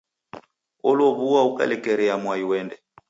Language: Taita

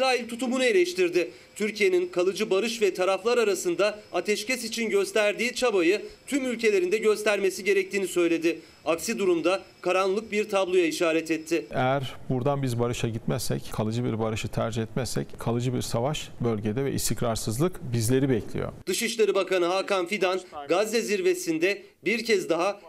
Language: Turkish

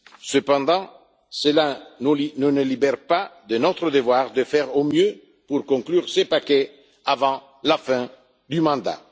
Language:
French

